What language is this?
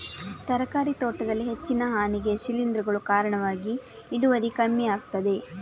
Kannada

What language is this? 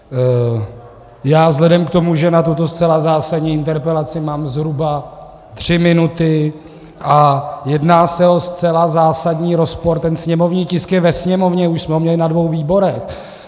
Czech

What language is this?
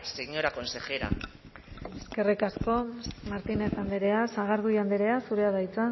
Basque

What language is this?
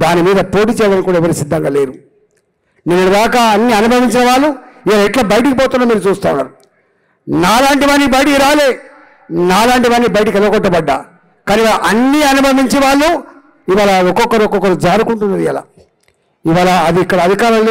Telugu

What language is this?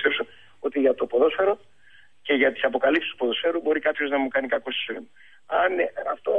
Greek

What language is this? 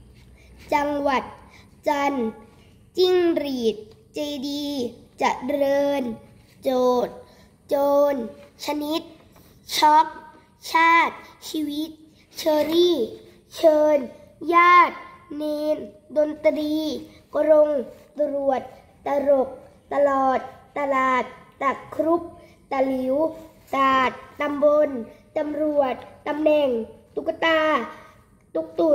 Thai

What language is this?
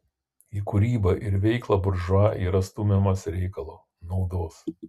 Lithuanian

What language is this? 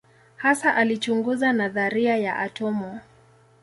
Swahili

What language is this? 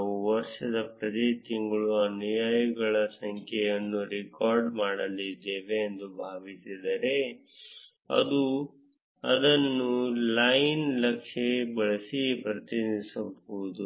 Kannada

